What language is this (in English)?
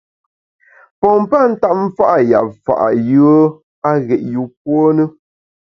Bamun